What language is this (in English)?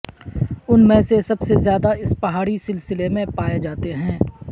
Urdu